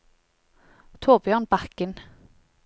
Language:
Norwegian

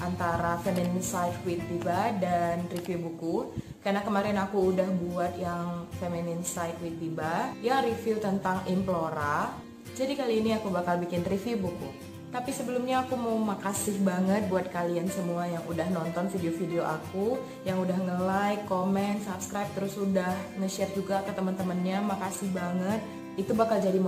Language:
Indonesian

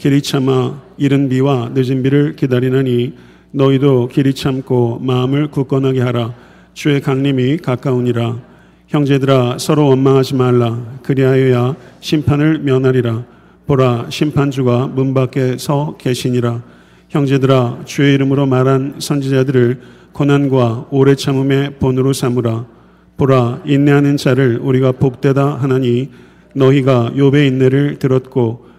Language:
Korean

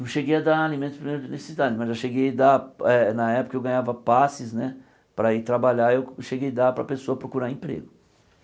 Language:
Portuguese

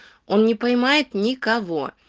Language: Russian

